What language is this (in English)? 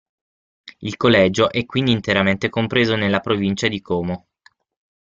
Italian